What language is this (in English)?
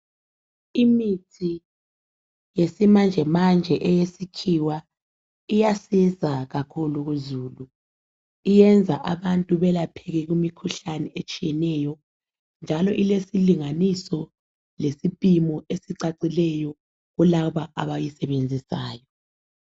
North Ndebele